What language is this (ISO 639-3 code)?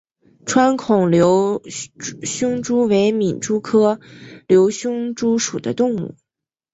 zho